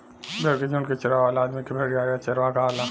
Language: Bhojpuri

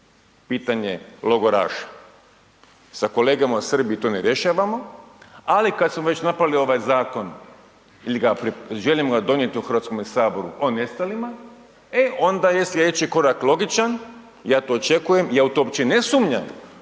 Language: Croatian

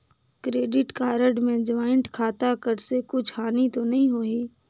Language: Chhattisgarhi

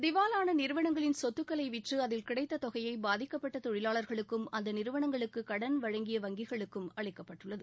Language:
Tamil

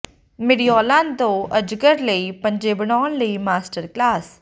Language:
Punjabi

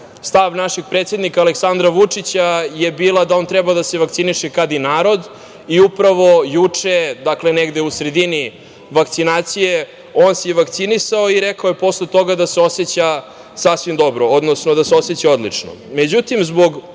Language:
Serbian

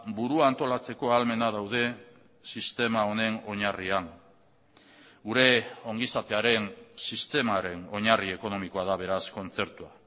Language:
Basque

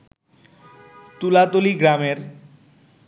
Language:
Bangla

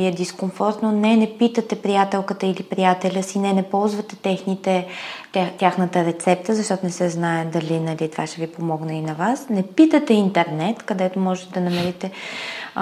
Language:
Bulgarian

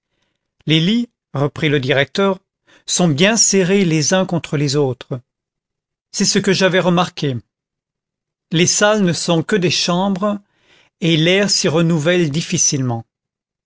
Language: French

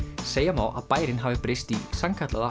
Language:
Icelandic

